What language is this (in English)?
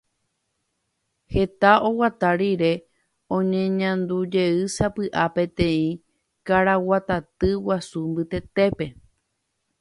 Guarani